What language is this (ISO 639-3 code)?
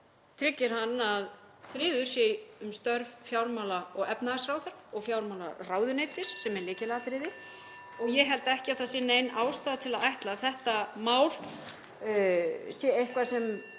isl